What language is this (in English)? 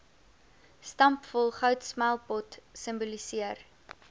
Afrikaans